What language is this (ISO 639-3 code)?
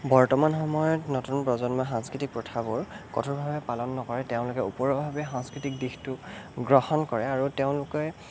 asm